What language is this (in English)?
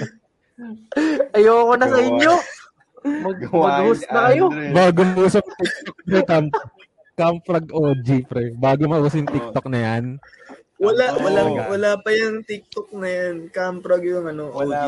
Filipino